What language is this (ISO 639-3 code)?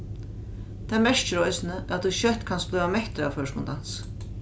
fao